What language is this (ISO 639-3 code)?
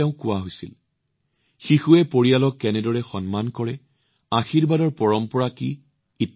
asm